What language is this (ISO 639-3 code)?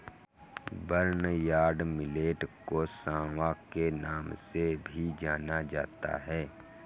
hin